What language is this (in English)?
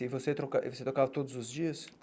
Portuguese